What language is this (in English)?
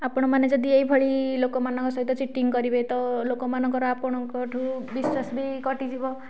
Odia